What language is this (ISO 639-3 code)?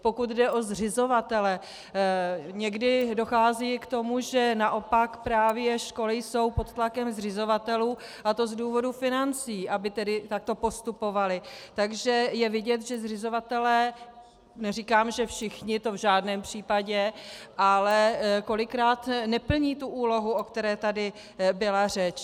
ces